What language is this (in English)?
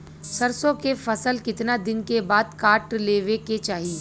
Bhojpuri